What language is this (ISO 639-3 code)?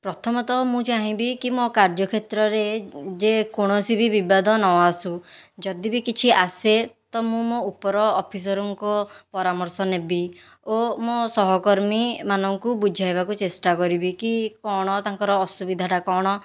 ori